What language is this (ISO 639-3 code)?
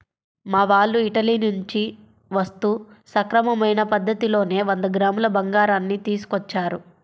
tel